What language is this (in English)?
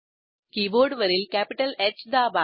Marathi